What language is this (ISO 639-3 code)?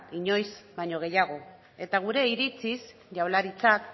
eus